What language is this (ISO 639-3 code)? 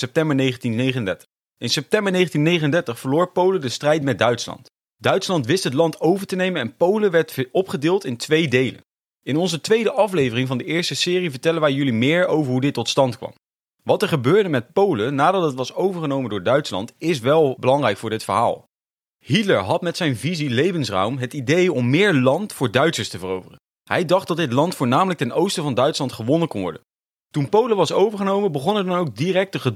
nld